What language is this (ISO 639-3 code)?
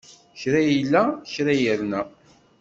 kab